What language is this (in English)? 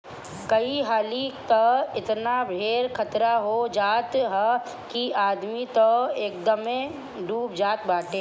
Bhojpuri